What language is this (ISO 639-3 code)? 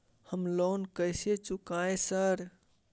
mai